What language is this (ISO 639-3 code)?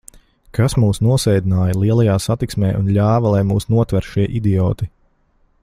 lav